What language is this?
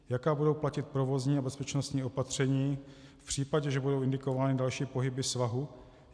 Czech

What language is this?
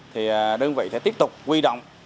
Vietnamese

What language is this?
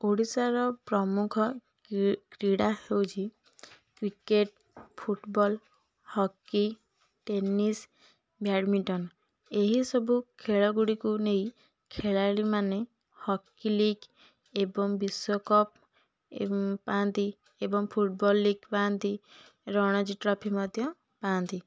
Odia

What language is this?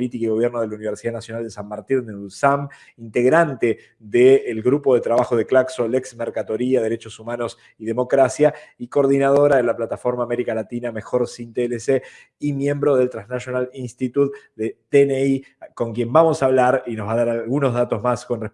Spanish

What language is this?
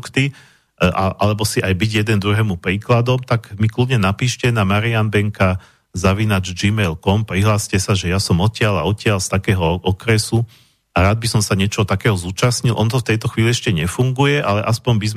Slovak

